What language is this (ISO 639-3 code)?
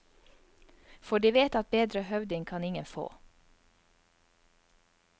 nor